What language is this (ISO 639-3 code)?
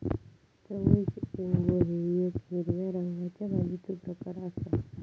mar